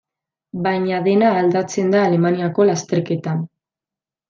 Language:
Basque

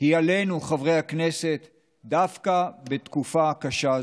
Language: Hebrew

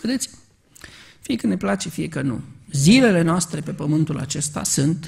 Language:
Romanian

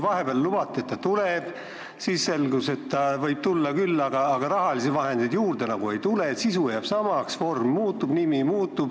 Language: Estonian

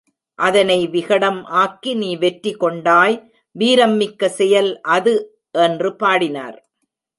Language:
Tamil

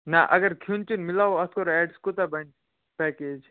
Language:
Kashmiri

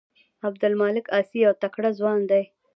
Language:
Pashto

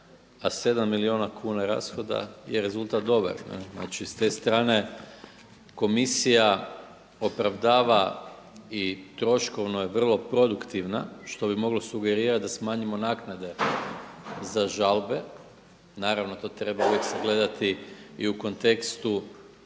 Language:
Croatian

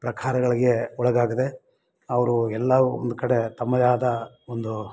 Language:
Kannada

